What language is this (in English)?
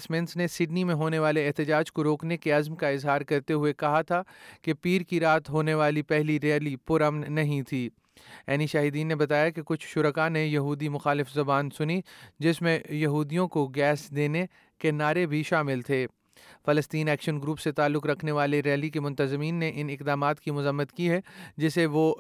Urdu